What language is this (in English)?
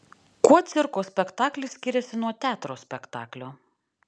Lithuanian